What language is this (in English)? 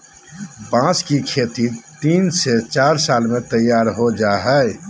Magahi